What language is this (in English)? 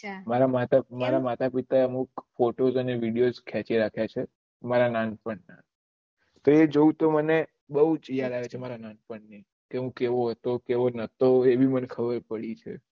Gujarati